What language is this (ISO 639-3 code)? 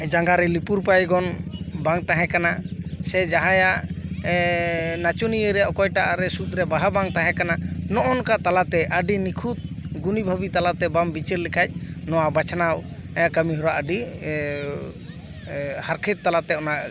sat